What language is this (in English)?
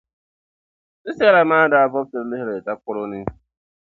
Dagbani